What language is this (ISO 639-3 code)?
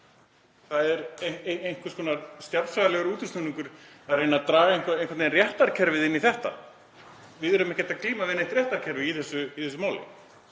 isl